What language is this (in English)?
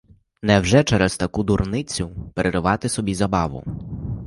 Ukrainian